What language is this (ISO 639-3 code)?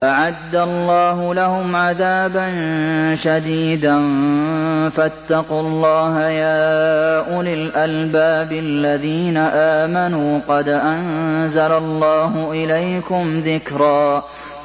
ara